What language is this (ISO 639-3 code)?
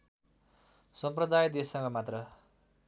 nep